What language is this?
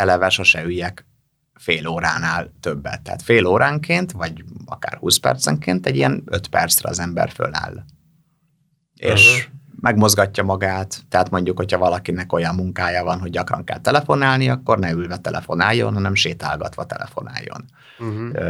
Hungarian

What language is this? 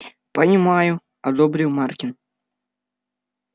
Russian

